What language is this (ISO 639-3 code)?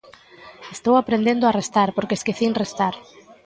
glg